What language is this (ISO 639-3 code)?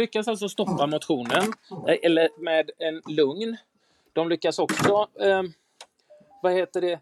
swe